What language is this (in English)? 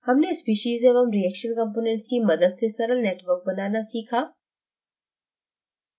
Hindi